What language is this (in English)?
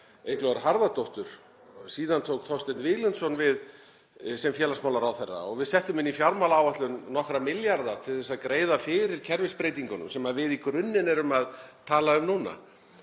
Icelandic